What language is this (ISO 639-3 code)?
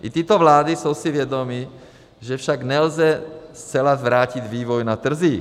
ces